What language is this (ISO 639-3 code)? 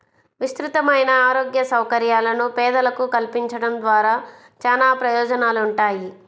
tel